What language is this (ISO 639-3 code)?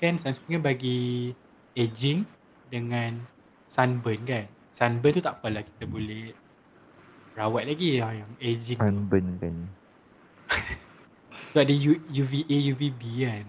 msa